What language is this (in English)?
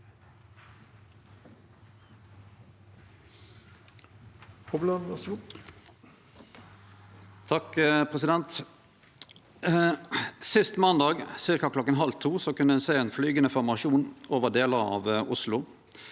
Norwegian